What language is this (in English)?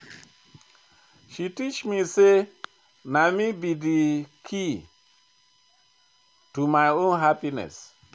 Nigerian Pidgin